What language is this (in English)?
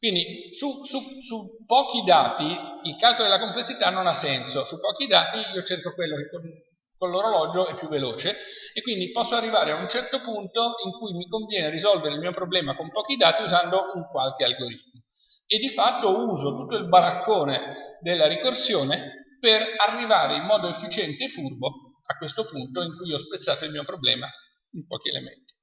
Italian